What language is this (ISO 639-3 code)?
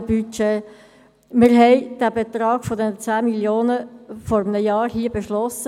gsw